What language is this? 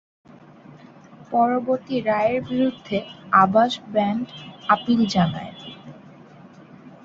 Bangla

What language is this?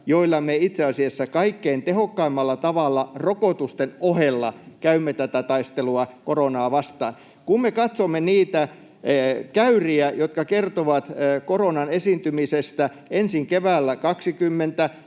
Finnish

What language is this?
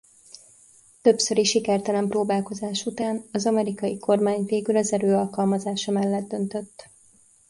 Hungarian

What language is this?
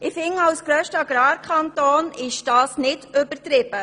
Swiss German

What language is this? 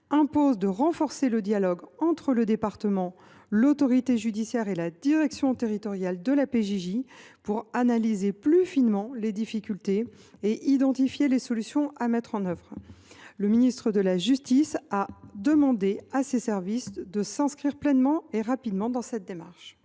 French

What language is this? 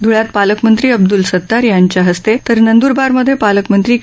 Marathi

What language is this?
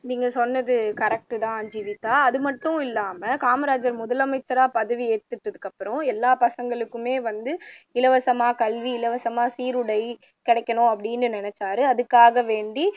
Tamil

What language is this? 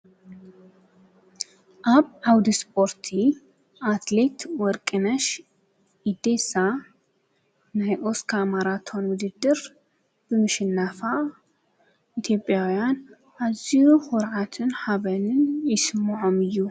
Tigrinya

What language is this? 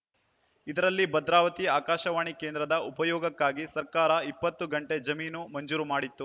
Kannada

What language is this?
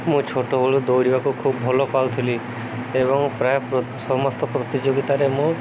Odia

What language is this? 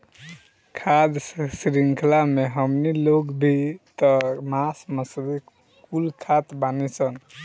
Bhojpuri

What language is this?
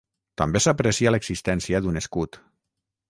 Catalan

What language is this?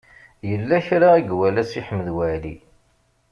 Kabyle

